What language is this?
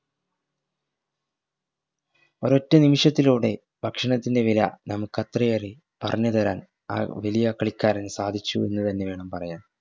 Malayalam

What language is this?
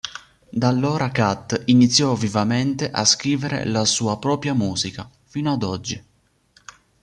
Italian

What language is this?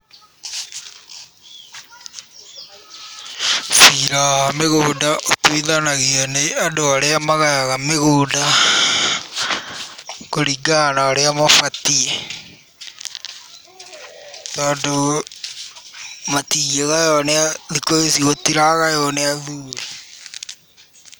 Kikuyu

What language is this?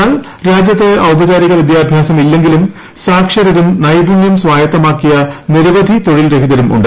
Malayalam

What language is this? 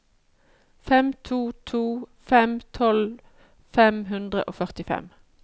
Norwegian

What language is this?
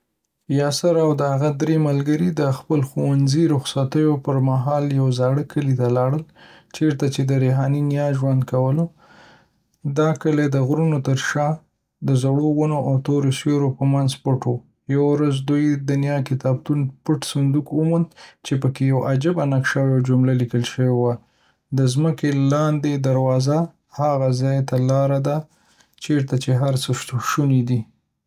Pashto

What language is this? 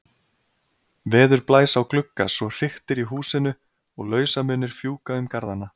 Icelandic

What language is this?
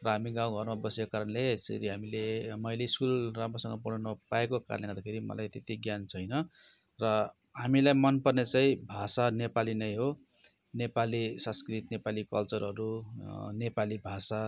Nepali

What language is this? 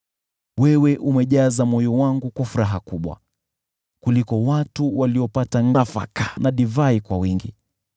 Swahili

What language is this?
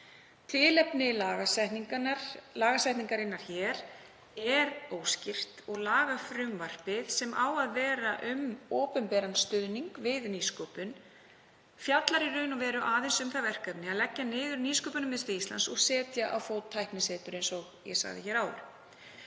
Icelandic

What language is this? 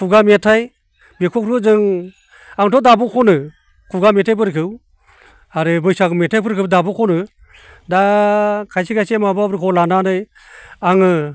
Bodo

